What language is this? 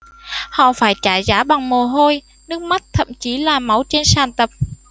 Vietnamese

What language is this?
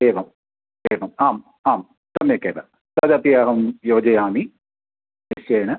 Sanskrit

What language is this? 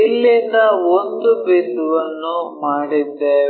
Kannada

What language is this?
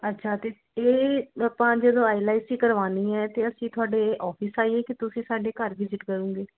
Punjabi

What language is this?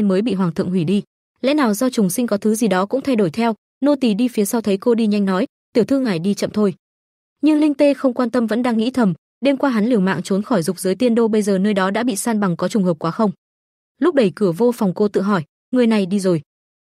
Vietnamese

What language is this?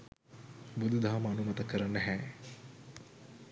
Sinhala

